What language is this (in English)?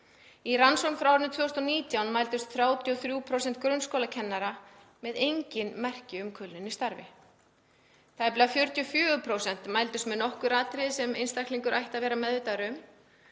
Icelandic